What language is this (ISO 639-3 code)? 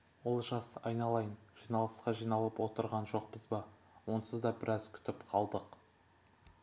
kaz